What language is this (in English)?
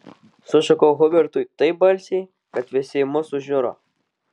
Lithuanian